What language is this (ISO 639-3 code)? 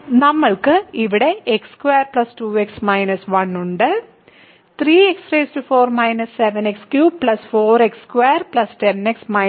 mal